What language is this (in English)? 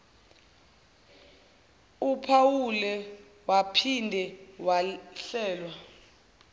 Zulu